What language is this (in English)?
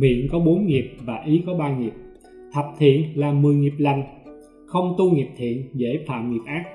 Vietnamese